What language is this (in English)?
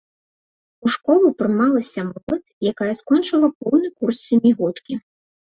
Belarusian